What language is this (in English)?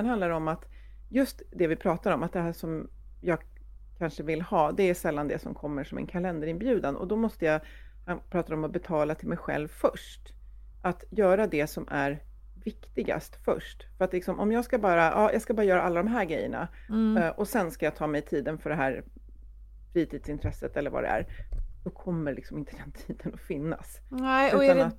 Swedish